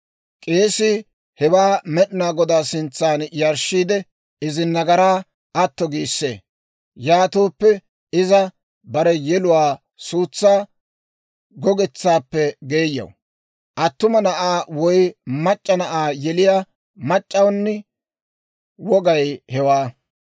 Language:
Dawro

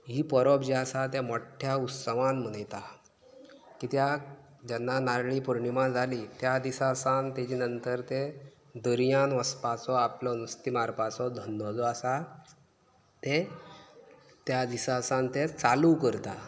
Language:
Konkani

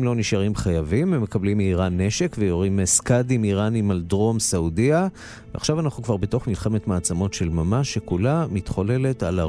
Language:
Hebrew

